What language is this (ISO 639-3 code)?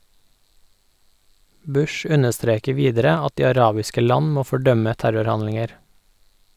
nor